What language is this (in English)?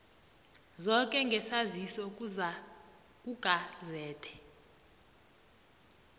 South Ndebele